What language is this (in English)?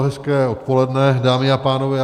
Czech